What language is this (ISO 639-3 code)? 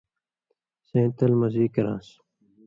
mvy